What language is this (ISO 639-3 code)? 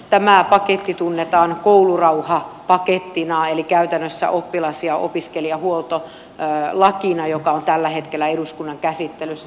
fin